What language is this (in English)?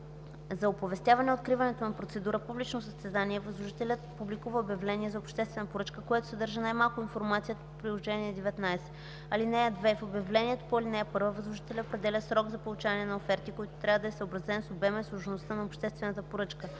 Bulgarian